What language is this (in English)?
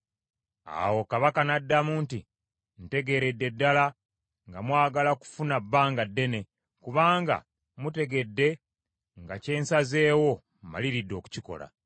Ganda